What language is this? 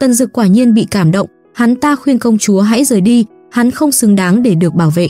Vietnamese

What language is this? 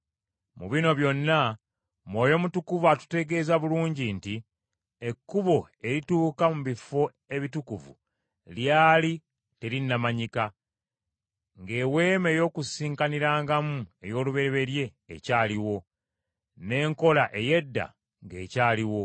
Ganda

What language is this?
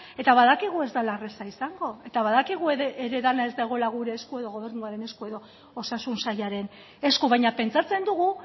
Basque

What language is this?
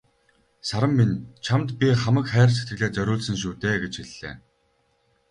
Mongolian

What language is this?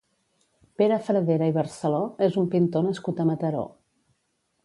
Catalan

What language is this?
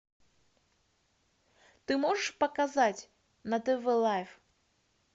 Russian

